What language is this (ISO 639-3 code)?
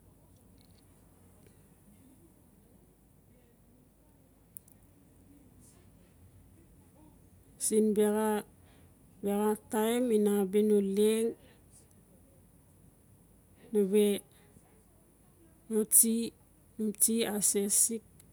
ncf